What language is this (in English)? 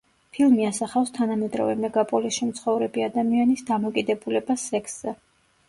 Georgian